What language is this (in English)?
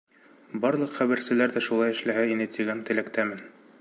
Bashkir